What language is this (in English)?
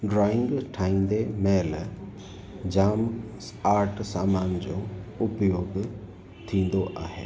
Sindhi